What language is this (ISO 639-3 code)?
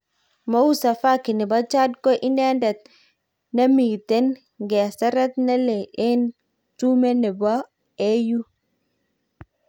kln